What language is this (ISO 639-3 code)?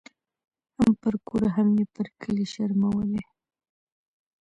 pus